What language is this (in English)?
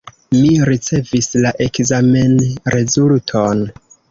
Esperanto